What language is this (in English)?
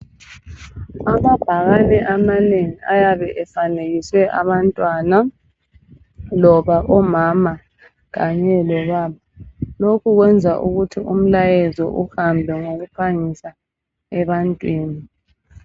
North Ndebele